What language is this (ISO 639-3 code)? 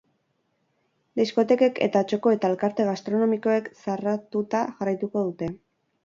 eus